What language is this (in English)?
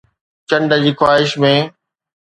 Sindhi